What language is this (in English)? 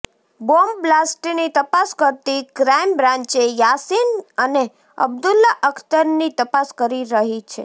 Gujarati